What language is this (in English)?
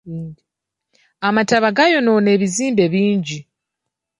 Ganda